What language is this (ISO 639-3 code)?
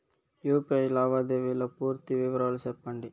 tel